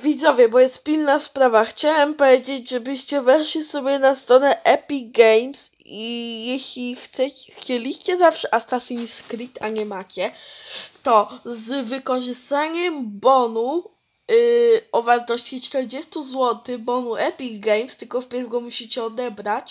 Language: Polish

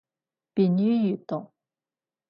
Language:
Cantonese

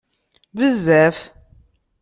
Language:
Kabyle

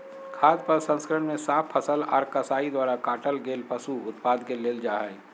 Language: Magahi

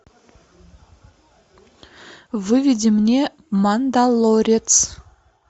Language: Russian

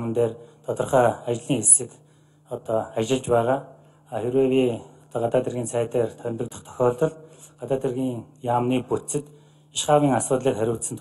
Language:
Turkish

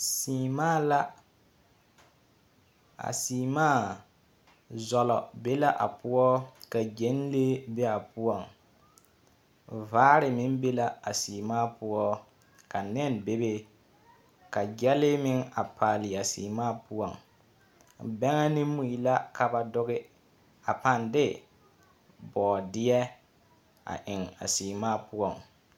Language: Southern Dagaare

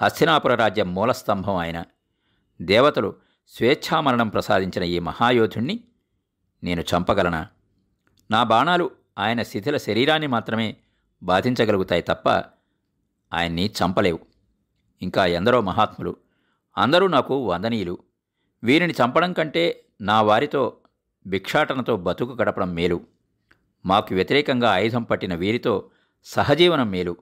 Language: Telugu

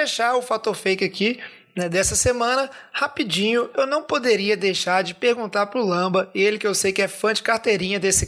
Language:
Portuguese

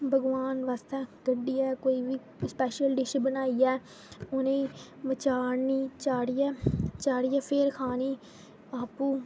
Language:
Dogri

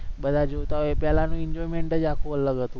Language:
Gujarati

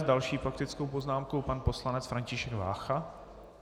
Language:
Czech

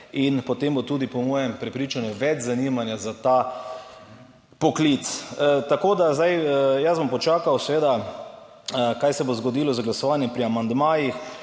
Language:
Slovenian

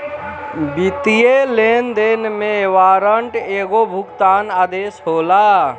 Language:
Bhojpuri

